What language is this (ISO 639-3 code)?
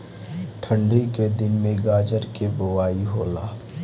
bho